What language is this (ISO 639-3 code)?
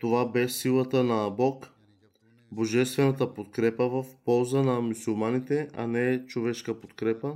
bul